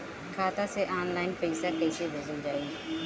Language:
Bhojpuri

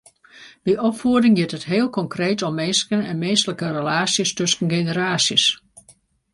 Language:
Western Frisian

